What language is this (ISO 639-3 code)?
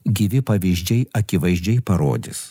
lit